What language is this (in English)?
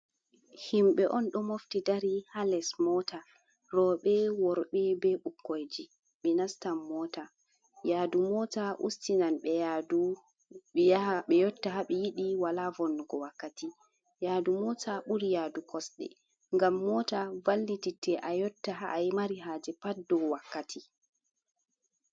Fula